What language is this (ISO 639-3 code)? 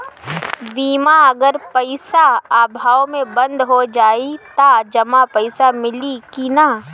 bho